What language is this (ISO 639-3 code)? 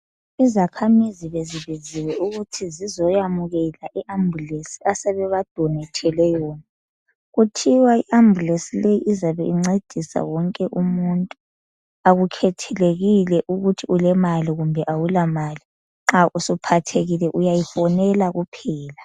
nde